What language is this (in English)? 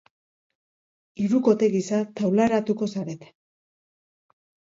Basque